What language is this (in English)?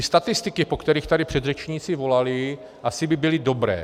Czech